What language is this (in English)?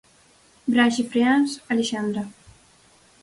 Galician